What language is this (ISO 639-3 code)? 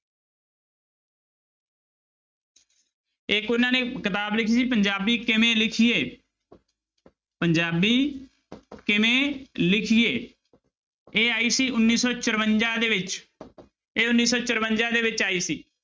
pan